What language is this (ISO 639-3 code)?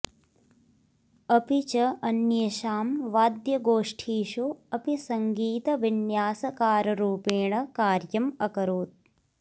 san